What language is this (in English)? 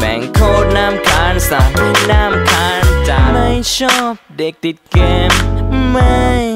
Japanese